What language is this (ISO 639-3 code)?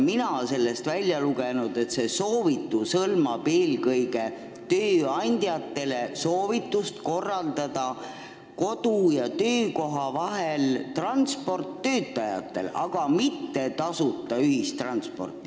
est